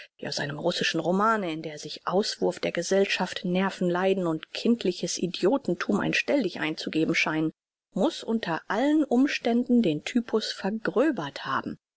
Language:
German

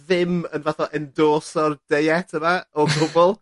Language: Welsh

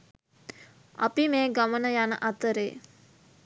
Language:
Sinhala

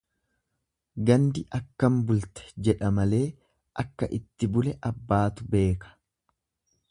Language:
Oromo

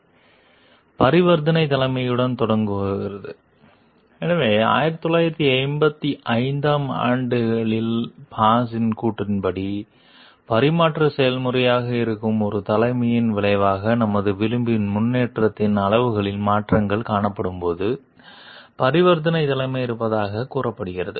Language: Tamil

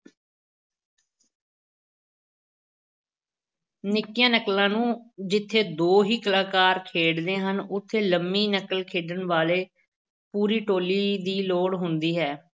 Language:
Punjabi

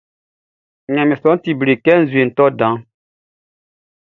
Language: Baoulé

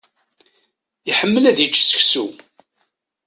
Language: Kabyle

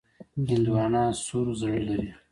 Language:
Pashto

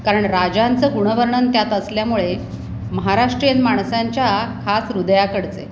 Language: Marathi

